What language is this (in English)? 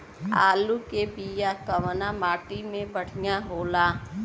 Bhojpuri